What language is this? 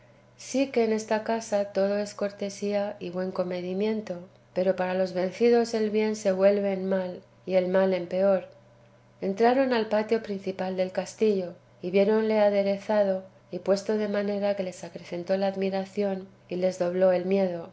Spanish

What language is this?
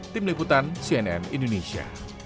Indonesian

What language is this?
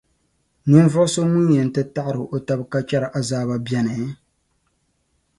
Dagbani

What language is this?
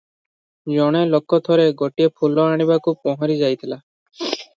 Odia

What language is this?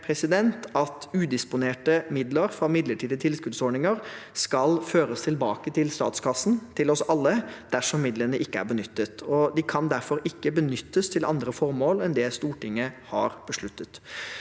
Norwegian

